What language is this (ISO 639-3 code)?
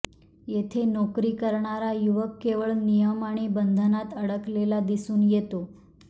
mar